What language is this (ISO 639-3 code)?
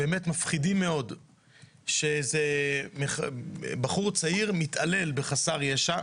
heb